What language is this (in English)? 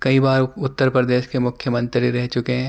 Urdu